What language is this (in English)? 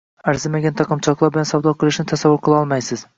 Uzbek